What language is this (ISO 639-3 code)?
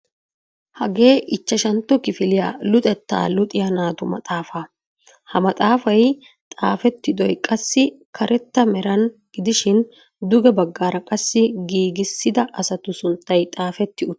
wal